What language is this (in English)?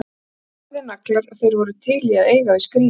Icelandic